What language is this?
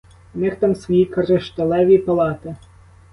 Ukrainian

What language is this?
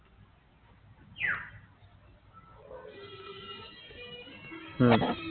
Assamese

